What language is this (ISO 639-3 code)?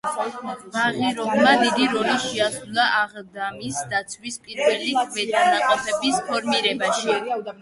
kat